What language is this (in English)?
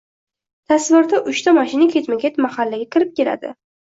Uzbek